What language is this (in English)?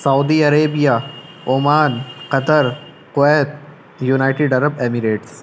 Urdu